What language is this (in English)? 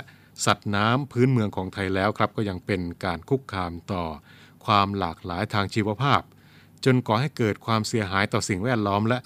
Thai